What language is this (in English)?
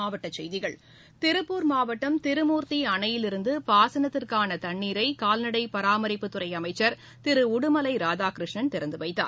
Tamil